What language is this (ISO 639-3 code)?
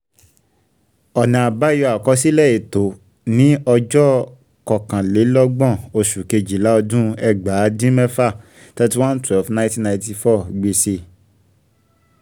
yor